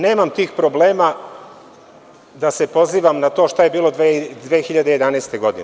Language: Serbian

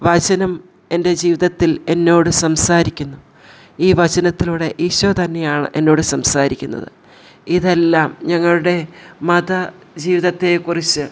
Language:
Malayalam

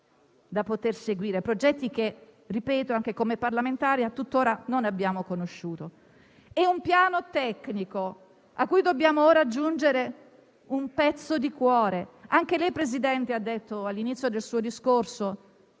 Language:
Italian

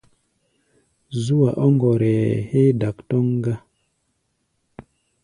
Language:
Gbaya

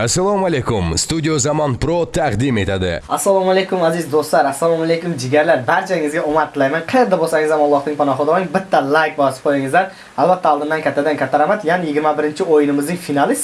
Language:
Turkish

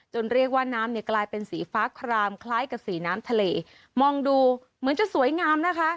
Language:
Thai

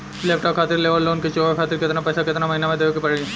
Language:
Bhojpuri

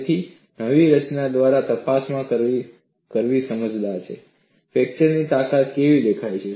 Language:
Gujarati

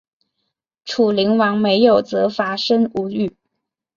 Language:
Chinese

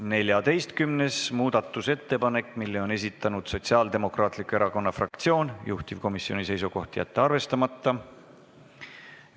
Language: Estonian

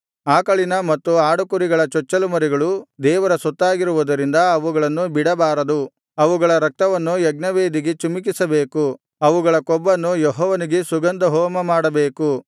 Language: Kannada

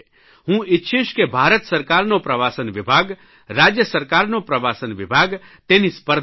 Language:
Gujarati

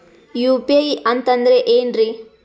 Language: Kannada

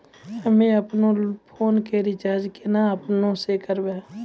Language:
Maithili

